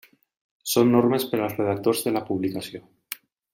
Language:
Catalan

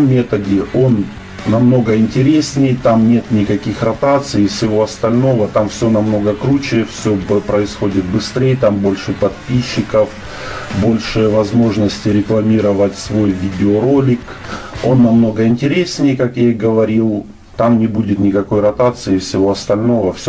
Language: Russian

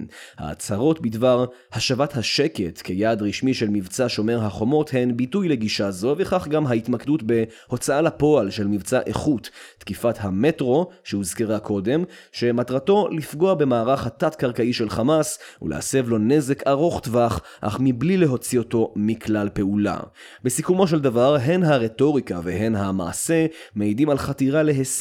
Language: Hebrew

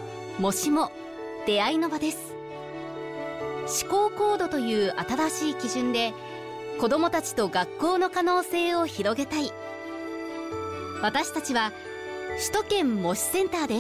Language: Japanese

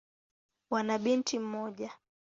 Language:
Swahili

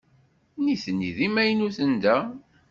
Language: Kabyle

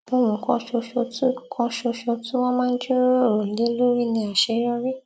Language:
Yoruba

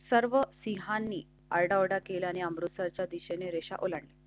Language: Marathi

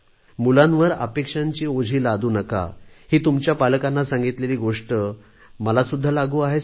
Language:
Marathi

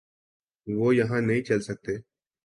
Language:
Urdu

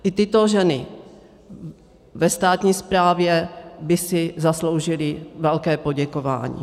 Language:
Czech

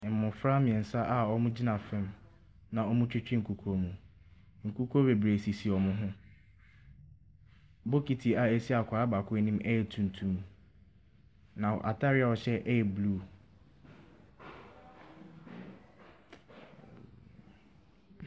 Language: Akan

